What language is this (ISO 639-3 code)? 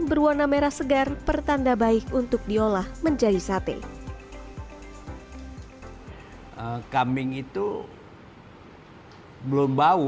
ind